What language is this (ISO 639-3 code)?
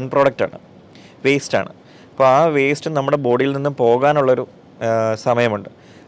mal